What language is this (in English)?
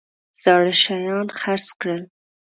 Pashto